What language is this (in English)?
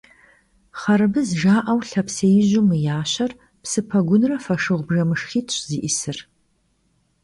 Kabardian